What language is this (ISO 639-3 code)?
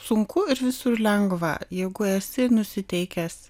lit